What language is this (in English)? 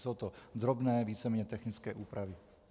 Czech